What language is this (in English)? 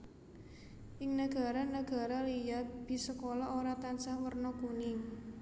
Javanese